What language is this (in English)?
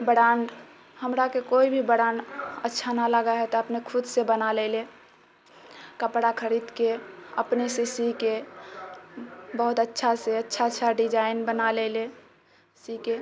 Maithili